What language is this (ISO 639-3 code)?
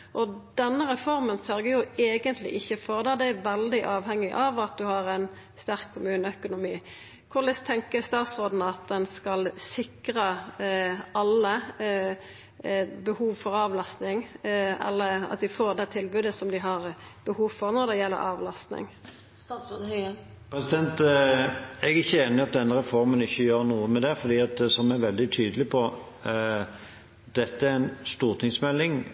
nor